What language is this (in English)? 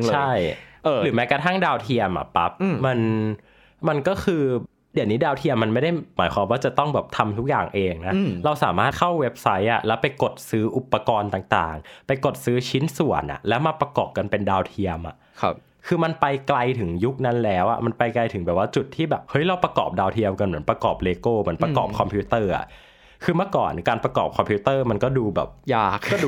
Thai